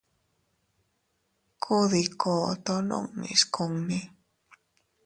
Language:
Teutila Cuicatec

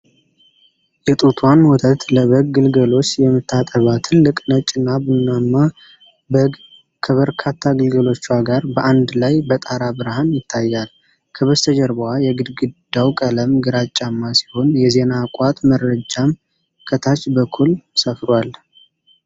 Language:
Amharic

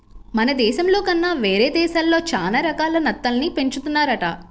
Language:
Telugu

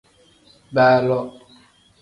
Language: Tem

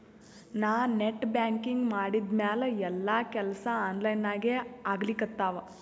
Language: Kannada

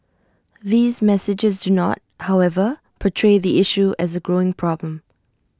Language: English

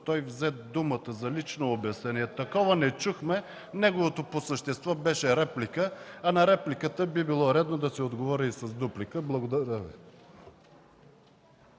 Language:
Bulgarian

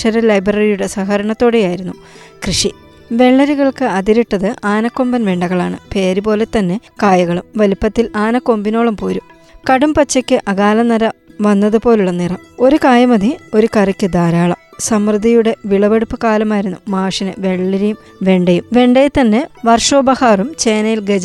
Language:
Malayalam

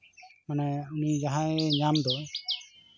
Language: Santali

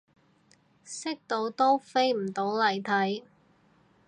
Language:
Cantonese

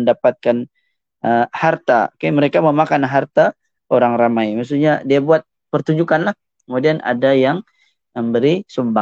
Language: Malay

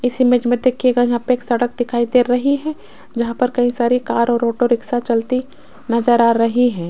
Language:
Hindi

